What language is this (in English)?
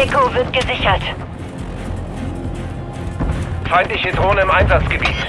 German